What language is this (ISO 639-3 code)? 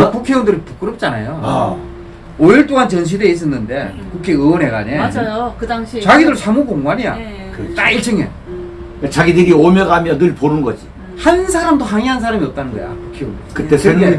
kor